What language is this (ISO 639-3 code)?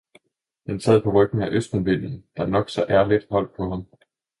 dan